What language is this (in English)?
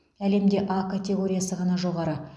Kazakh